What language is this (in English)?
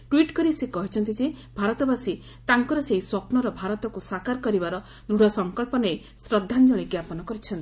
Odia